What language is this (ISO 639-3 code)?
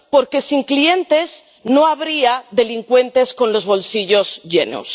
spa